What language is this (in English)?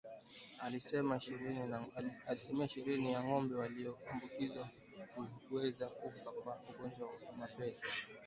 Swahili